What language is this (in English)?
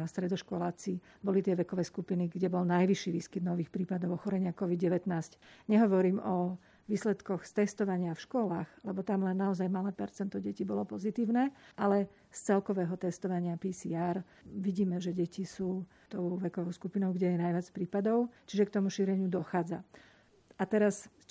Slovak